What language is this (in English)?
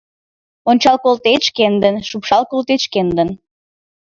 Mari